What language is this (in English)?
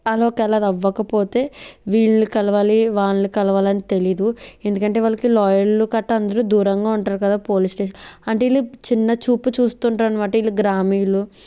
Telugu